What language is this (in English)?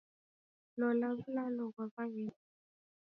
Taita